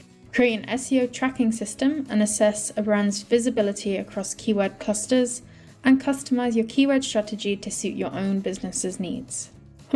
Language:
English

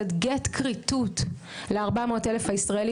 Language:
Hebrew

